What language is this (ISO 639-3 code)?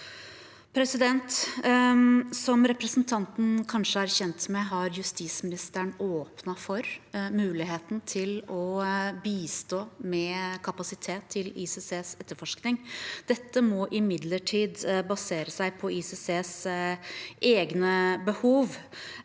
nor